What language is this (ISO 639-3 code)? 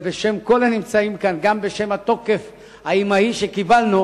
heb